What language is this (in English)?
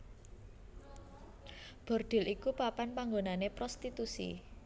Javanese